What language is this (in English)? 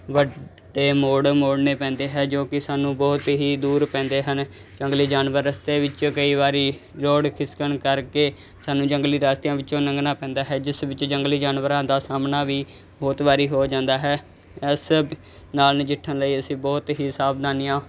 Punjabi